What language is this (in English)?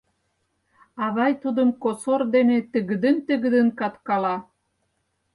Mari